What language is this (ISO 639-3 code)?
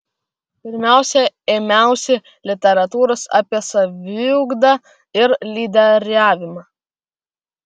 lit